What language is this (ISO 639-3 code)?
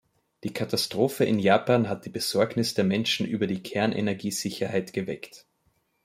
deu